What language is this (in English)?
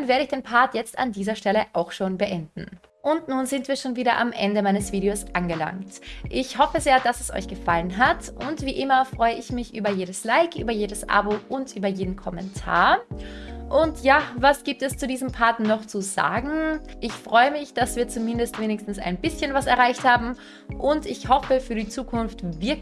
German